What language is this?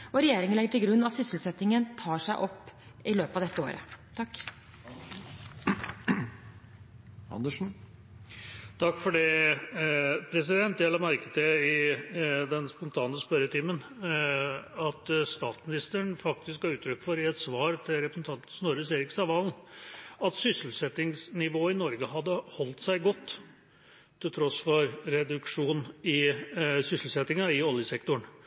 Norwegian Bokmål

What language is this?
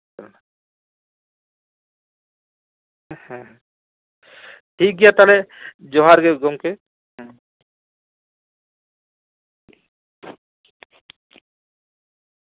Santali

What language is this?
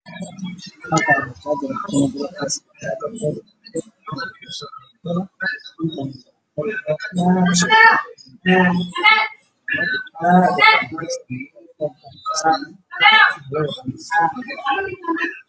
Somali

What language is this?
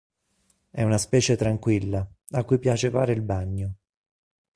Italian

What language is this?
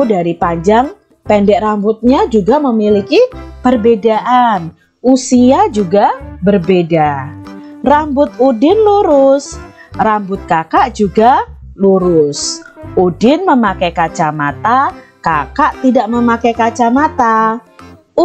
Indonesian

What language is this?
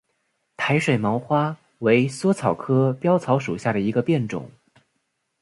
Chinese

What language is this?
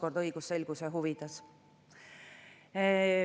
Estonian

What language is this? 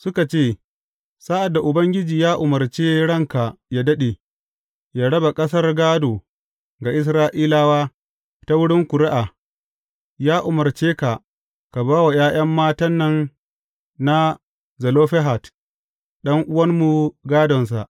Hausa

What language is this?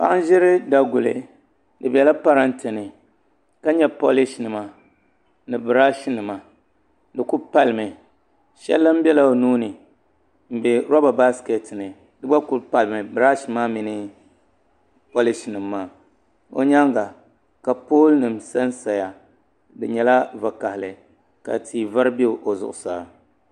Dagbani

